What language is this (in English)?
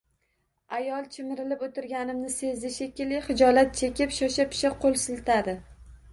Uzbek